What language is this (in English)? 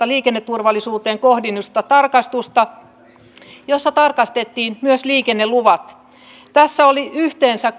Finnish